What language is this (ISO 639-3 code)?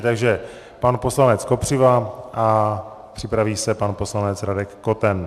ces